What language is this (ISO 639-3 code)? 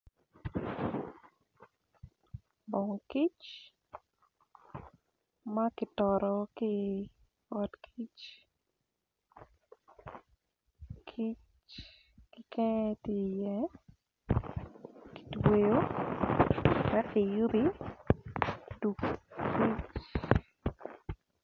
ach